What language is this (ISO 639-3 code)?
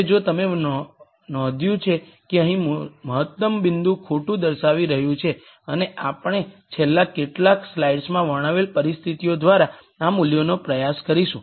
guj